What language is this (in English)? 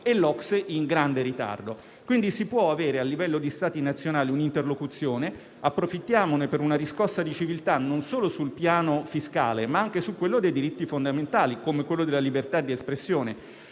Italian